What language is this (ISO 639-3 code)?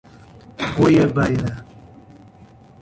por